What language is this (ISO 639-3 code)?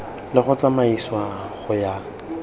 tsn